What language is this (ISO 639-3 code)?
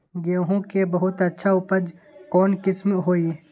mag